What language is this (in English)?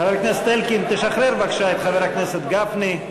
Hebrew